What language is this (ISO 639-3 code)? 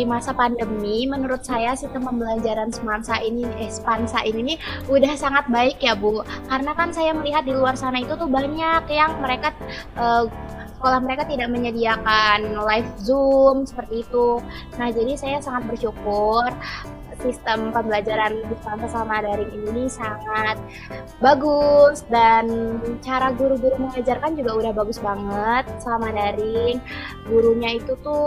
ind